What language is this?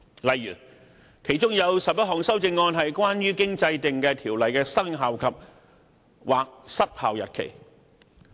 Cantonese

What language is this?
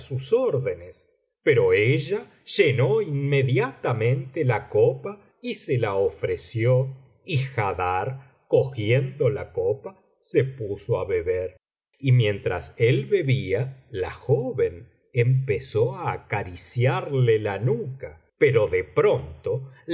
Spanish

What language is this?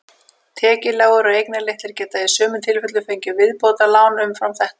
Icelandic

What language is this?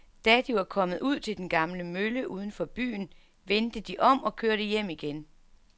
Danish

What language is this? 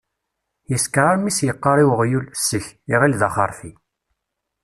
Kabyle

